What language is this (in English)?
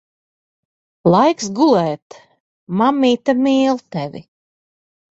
Latvian